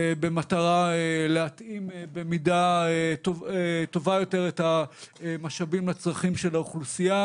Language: Hebrew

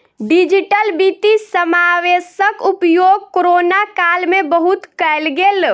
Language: Maithili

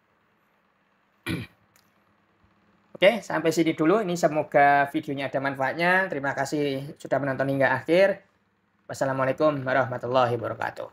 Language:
Indonesian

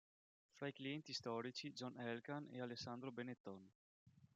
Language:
Italian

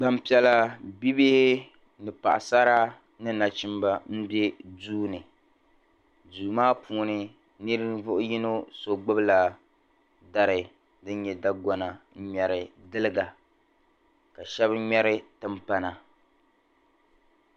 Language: Dagbani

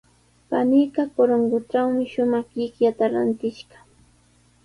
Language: Sihuas Ancash Quechua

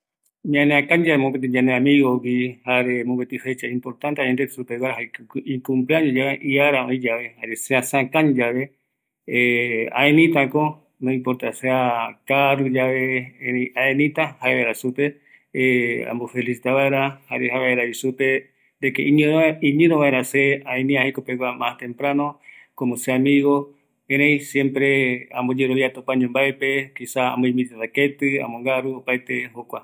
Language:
Eastern Bolivian Guaraní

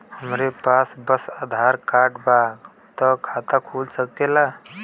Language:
Bhojpuri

